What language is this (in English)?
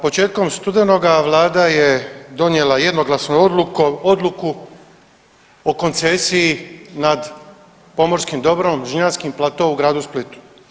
Croatian